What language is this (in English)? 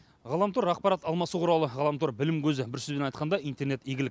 Kazakh